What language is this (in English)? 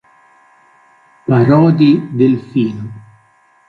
Italian